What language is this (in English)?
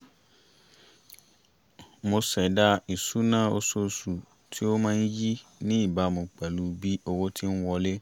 Yoruba